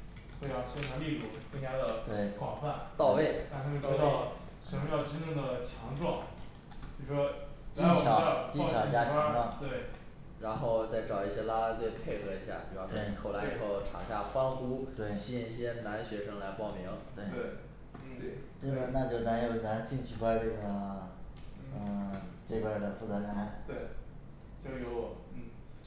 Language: Chinese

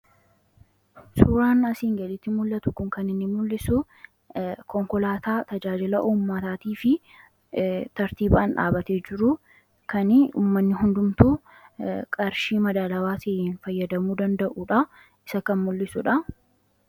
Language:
Oromo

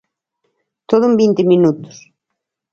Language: Galician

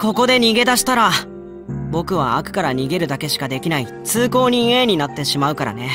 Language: Japanese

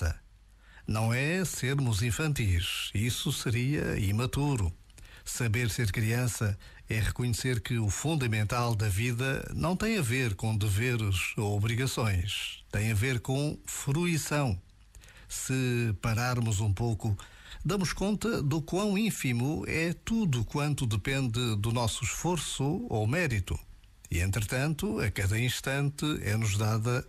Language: Portuguese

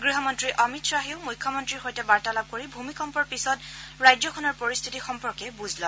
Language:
Assamese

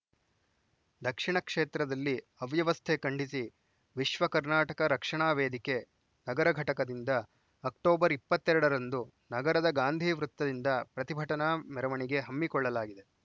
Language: Kannada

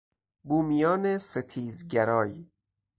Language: Persian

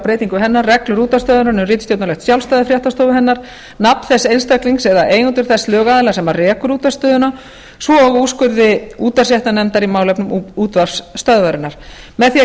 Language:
Icelandic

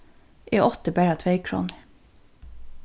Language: Faroese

